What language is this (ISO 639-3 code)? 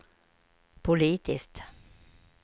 swe